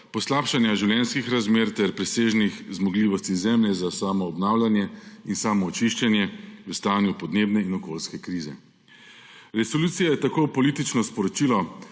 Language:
Slovenian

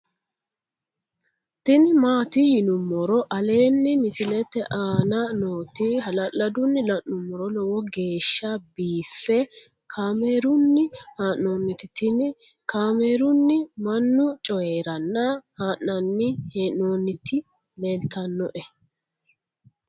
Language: Sidamo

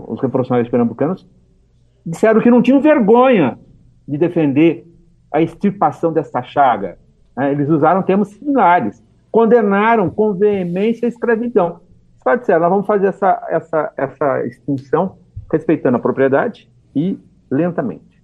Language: Portuguese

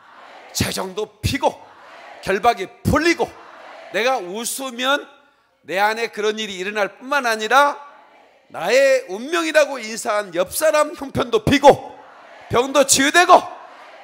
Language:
Korean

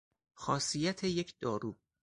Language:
Persian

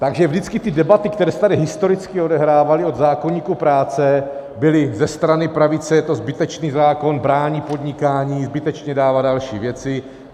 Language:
Czech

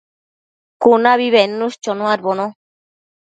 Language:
Matsés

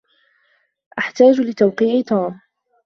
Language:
Arabic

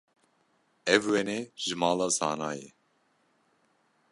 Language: Kurdish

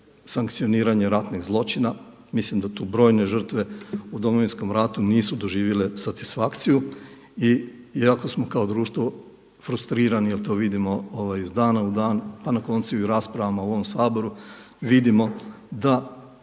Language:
Croatian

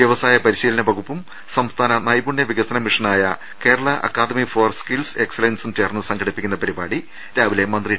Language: Malayalam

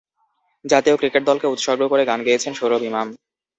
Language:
Bangla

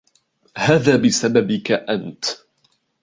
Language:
Arabic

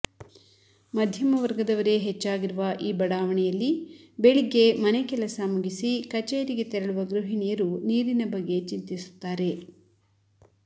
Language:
Kannada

